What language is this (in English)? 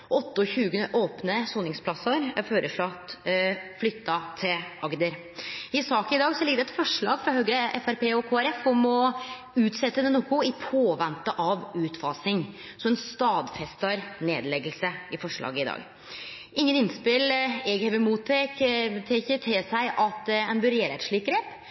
Norwegian Nynorsk